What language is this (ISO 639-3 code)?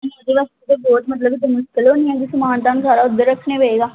pan